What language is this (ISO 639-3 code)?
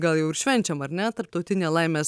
lit